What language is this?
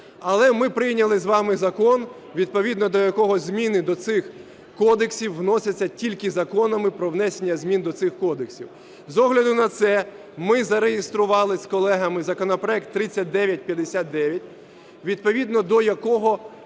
Ukrainian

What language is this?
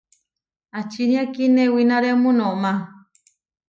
Huarijio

